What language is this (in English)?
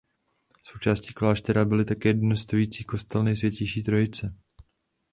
Czech